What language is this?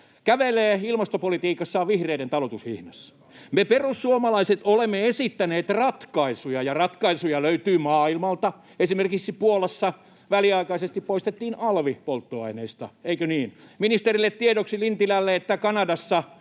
Finnish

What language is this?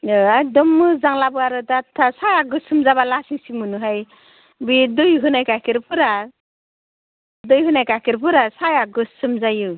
Bodo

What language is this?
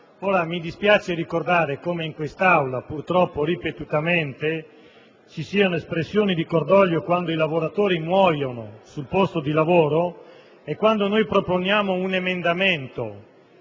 Italian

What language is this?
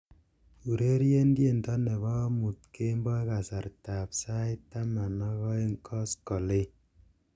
Kalenjin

